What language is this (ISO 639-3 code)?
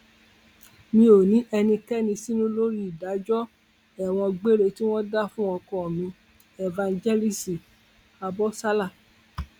yor